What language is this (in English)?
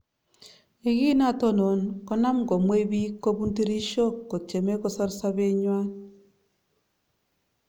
Kalenjin